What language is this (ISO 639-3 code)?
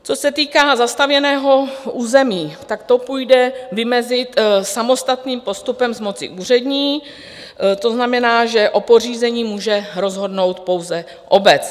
ces